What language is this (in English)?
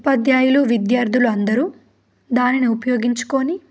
Telugu